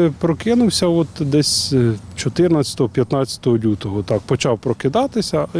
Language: Ukrainian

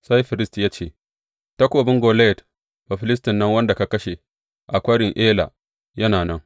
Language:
Hausa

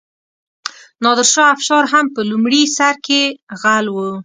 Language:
Pashto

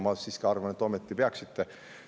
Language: Estonian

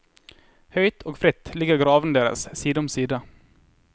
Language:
Norwegian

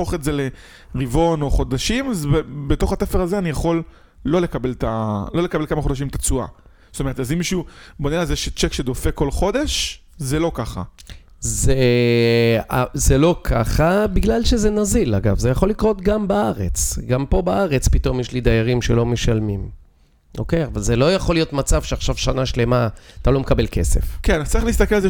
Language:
Hebrew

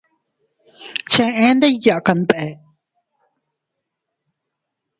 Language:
Teutila Cuicatec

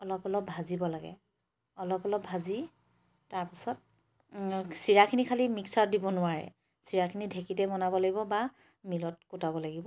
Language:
Assamese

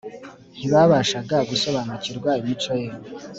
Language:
Kinyarwanda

